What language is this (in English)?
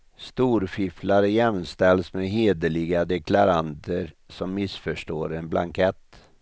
Swedish